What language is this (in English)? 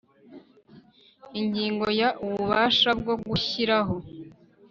Kinyarwanda